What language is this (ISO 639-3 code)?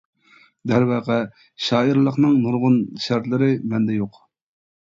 uig